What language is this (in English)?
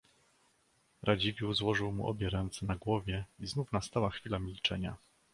Polish